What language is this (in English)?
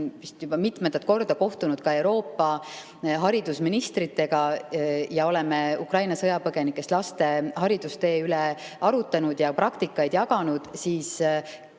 Estonian